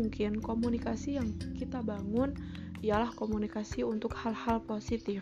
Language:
Indonesian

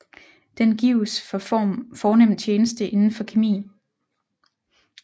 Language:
Danish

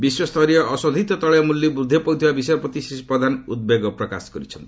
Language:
Odia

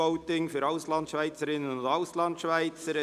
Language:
Swiss German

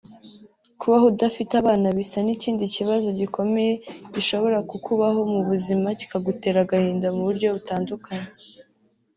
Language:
Kinyarwanda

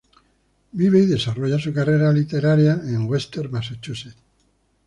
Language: Spanish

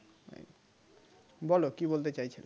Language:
Bangla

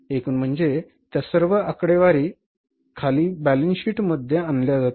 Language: Marathi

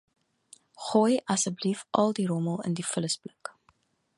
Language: Afrikaans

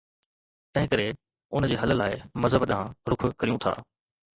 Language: Sindhi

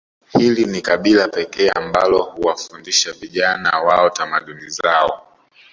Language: Swahili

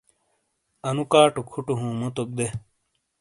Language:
Shina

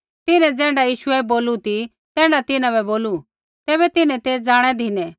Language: Kullu Pahari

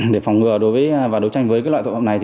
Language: Vietnamese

